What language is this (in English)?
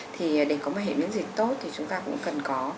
Vietnamese